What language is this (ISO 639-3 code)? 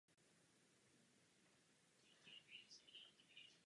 ces